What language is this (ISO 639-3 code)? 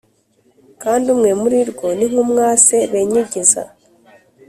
kin